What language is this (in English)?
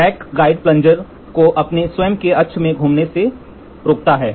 Hindi